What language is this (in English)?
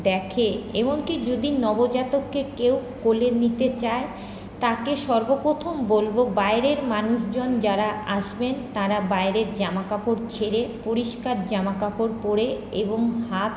Bangla